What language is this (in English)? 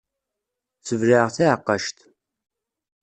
Kabyle